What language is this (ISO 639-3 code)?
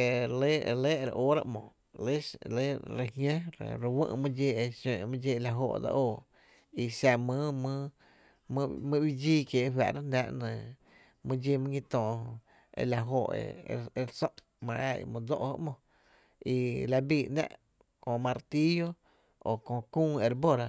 cte